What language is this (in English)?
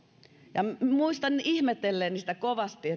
Finnish